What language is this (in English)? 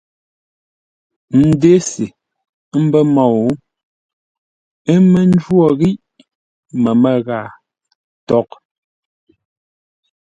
Ngombale